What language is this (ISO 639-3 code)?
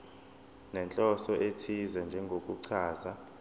zul